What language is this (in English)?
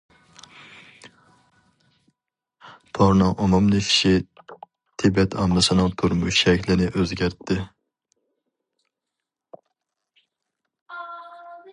Uyghur